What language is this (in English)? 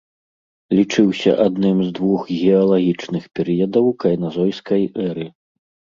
Belarusian